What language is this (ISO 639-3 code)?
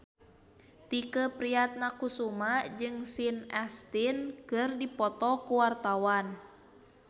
sun